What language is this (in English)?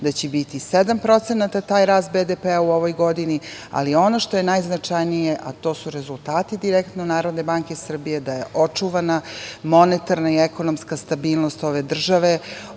Serbian